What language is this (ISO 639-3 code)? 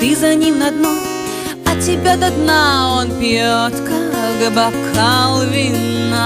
rus